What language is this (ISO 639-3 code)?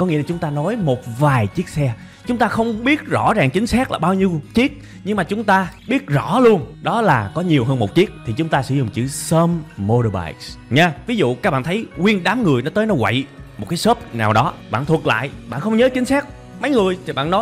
vie